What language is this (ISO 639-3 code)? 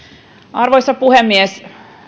fin